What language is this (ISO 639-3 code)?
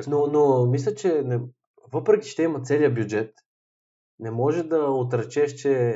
bul